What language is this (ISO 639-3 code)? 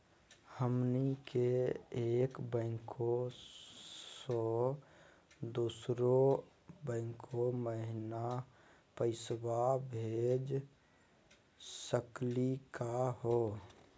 mag